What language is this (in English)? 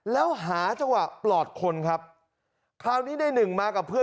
Thai